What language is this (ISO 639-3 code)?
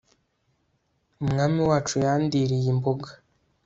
kin